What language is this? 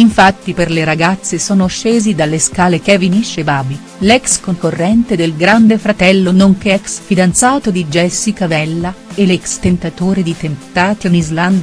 Italian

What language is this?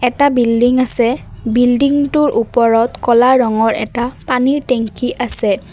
Assamese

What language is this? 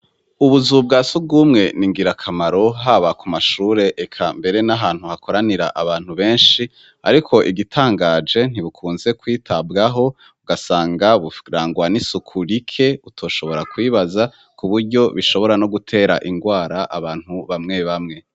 Rundi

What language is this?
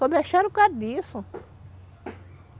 Portuguese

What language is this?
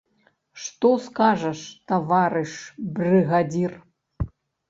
Belarusian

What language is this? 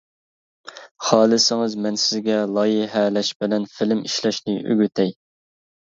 Uyghur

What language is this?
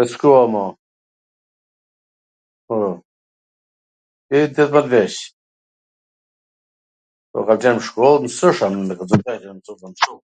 Gheg Albanian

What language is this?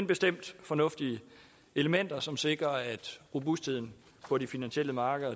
Danish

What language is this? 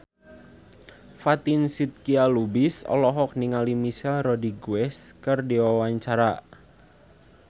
Sundanese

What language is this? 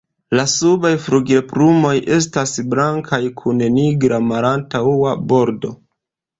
Esperanto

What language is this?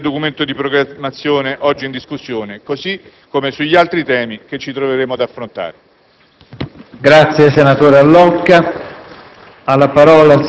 Italian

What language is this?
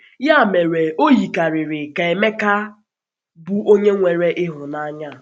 Igbo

